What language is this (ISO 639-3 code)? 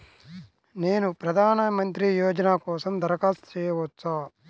tel